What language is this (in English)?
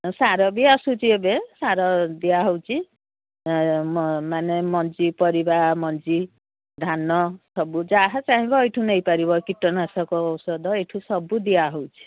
Odia